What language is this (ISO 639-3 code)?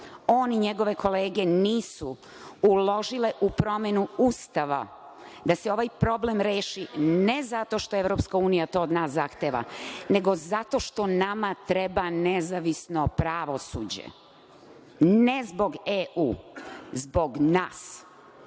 srp